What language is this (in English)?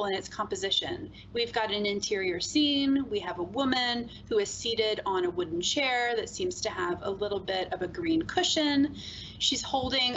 English